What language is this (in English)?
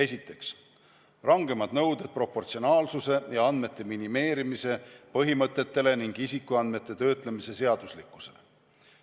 Estonian